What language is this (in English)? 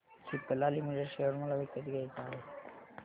Marathi